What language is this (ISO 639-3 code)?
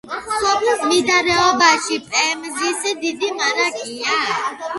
kat